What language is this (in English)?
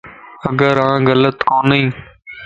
Lasi